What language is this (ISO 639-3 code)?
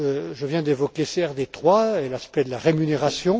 fra